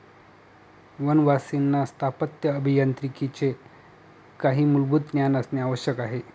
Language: Marathi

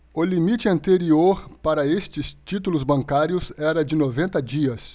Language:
Portuguese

